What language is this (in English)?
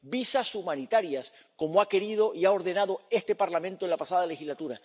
Spanish